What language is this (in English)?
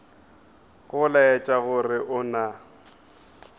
Northern Sotho